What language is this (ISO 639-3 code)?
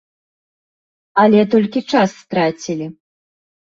bel